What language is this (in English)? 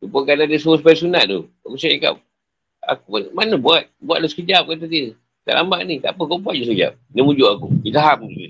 Malay